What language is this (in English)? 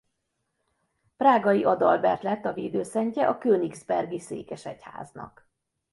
Hungarian